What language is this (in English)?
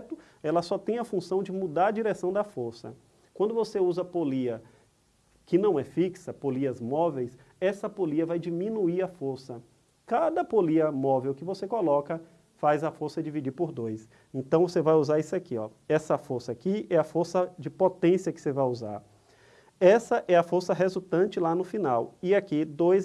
Portuguese